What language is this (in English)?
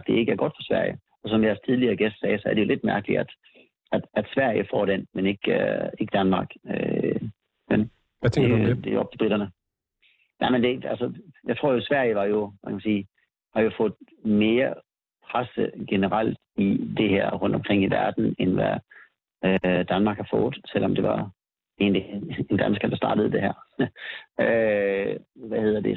Danish